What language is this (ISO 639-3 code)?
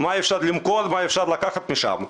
heb